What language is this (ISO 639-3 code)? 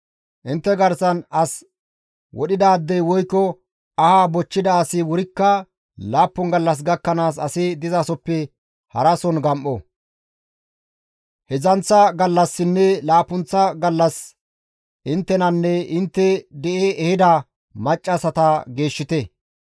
gmv